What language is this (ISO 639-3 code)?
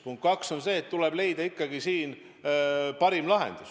est